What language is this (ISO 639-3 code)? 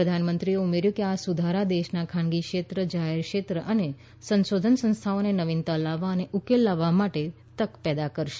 guj